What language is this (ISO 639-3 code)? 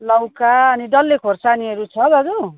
nep